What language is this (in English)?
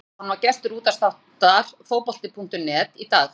Icelandic